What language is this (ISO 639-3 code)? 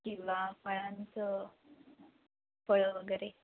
mar